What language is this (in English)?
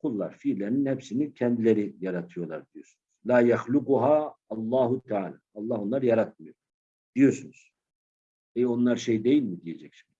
Turkish